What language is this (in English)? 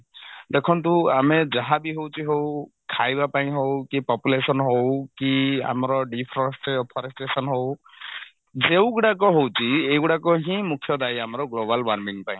Odia